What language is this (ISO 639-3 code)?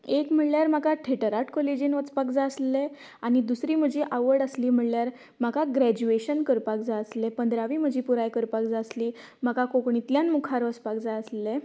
kok